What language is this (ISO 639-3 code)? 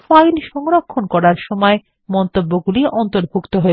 ben